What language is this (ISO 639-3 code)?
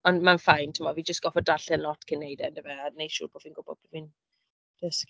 cym